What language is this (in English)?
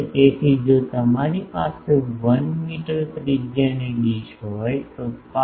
Gujarati